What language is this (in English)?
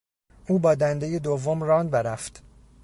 Persian